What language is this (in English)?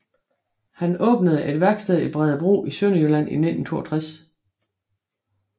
Danish